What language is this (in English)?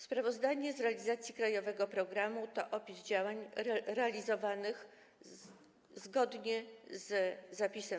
Polish